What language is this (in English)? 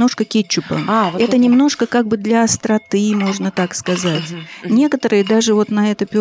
Russian